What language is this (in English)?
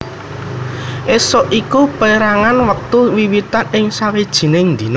Javanese